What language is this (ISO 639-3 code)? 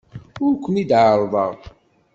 kab